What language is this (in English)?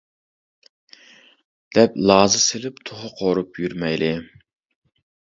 Uyghur